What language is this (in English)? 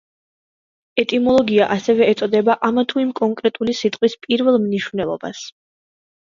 Georgian